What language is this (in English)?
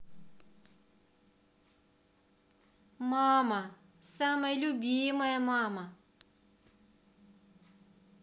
Russian